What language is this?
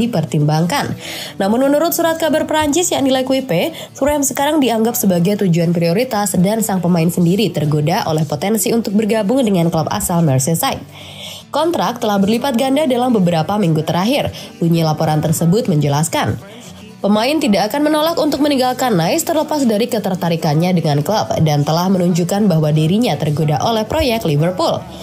Indonesian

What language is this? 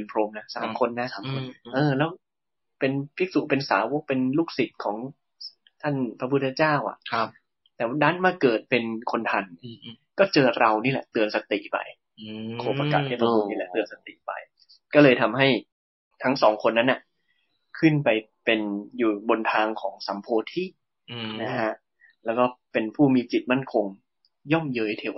Thai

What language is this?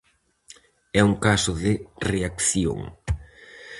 Galician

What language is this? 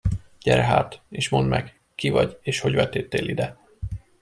Hungarian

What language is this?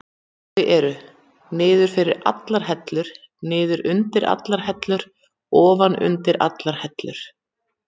Icelandic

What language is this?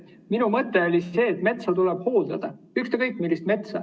Estonian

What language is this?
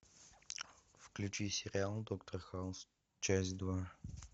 Russian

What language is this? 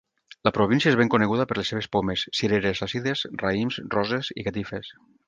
Catalan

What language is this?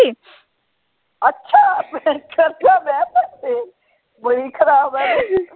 Punjabi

